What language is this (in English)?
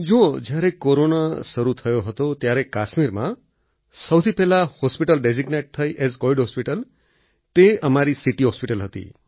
Gujarati